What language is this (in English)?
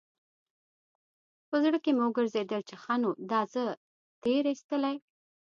Pashto